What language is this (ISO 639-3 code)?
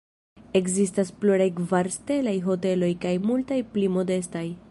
epo